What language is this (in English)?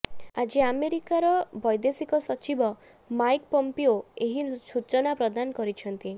Odia